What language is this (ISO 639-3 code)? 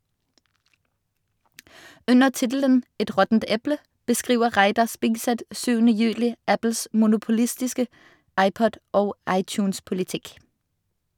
nor